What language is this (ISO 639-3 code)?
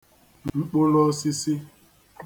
ibo